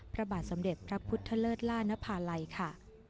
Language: Thai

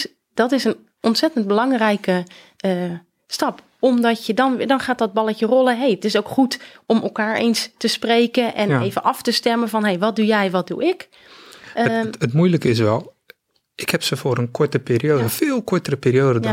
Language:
Dutch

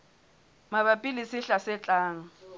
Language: Southern Sotho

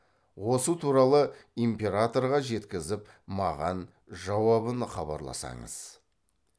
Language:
Kazakh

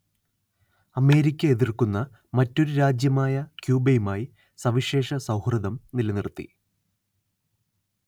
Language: Malayalam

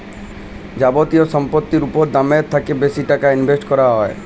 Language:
Bangla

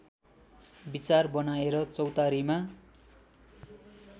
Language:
Nepali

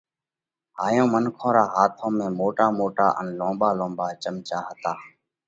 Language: Parkari Koli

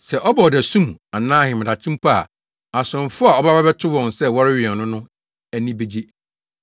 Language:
Akan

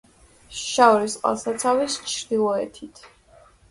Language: Georgian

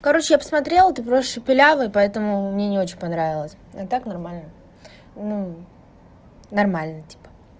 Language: Russian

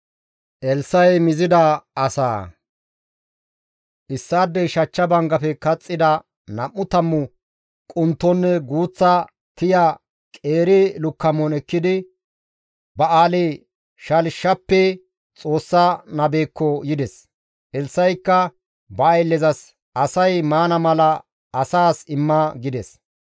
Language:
Gamo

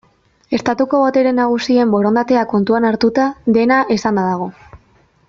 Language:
Basque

